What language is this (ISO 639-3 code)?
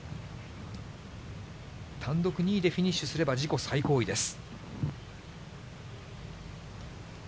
jpn